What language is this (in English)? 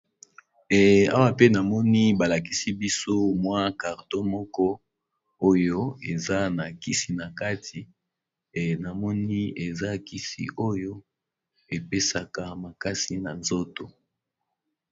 Lingala